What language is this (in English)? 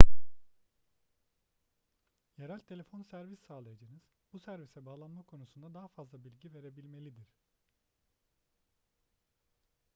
Turkish